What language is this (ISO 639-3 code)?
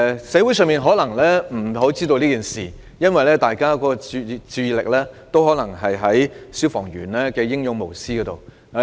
yue